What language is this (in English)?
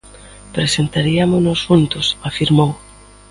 Galician